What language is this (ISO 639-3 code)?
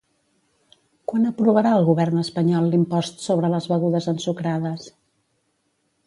cat